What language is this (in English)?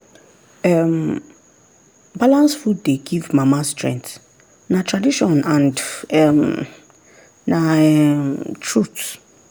Nigerian Pidgin